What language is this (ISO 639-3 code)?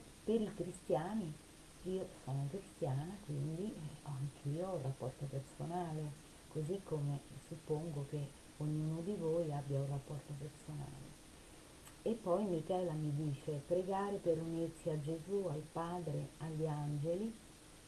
ita